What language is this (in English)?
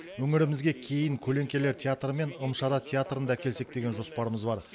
Kazakh